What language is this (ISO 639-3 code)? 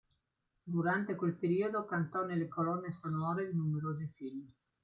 ita